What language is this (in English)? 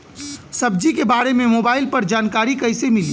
Bhojpuri